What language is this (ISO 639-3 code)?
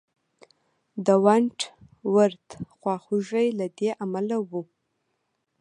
pus